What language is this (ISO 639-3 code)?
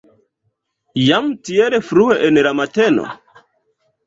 epo